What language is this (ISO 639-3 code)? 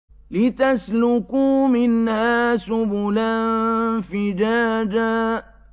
ara